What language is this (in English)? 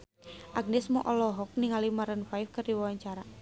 Sundanese